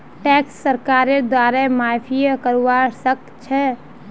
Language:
Magahi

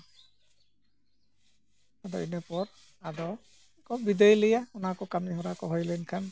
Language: Santali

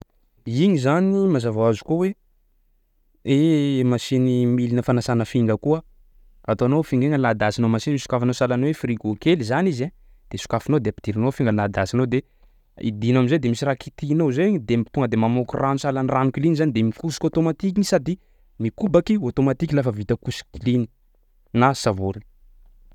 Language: Sakalava Malagasy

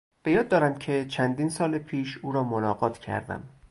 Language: Persian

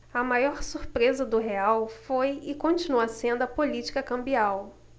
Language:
Portuguese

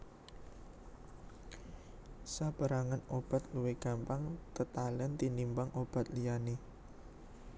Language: Javanese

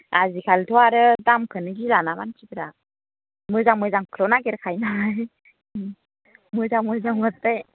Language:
Bodo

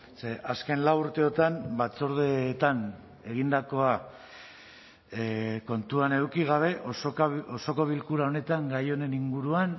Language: Basque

